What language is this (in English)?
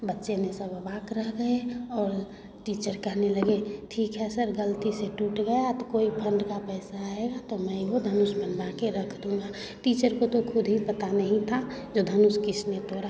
Hindi